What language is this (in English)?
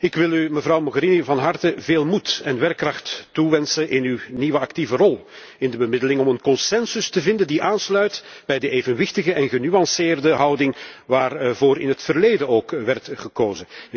Dutch